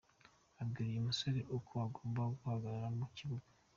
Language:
Kinyarwanda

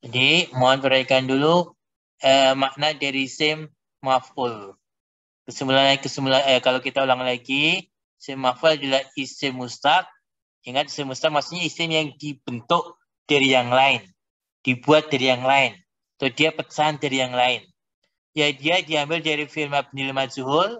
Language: Indonesian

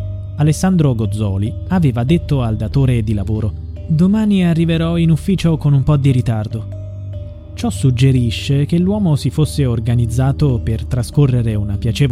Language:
Italian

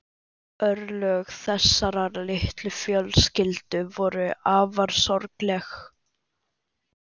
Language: Icelandic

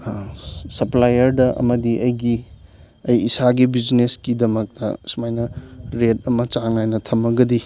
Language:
Manipuri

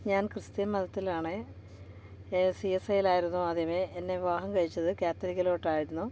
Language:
Malayalam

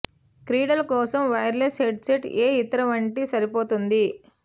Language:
Telugu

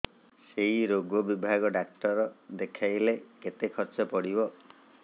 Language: Odia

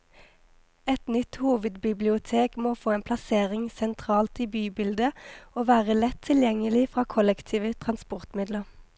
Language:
Norwegian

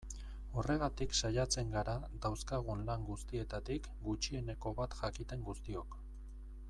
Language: Basque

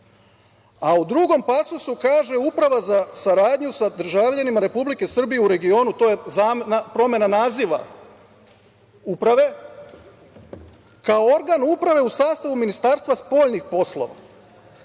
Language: Serbian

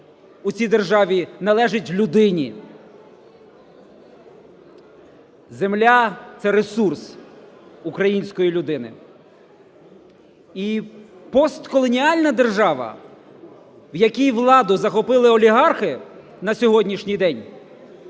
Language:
Ukrainian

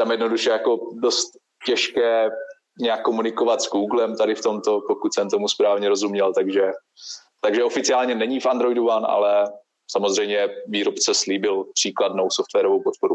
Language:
Czech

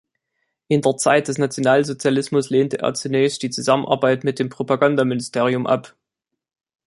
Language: German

